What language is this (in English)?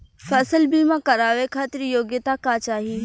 Bhojpuri